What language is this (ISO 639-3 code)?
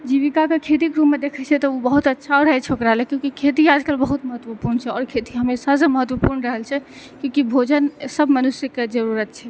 mai